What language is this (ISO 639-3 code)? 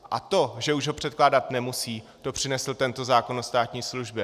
ces